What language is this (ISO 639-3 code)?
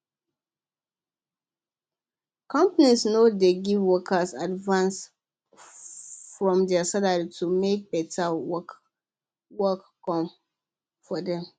pcm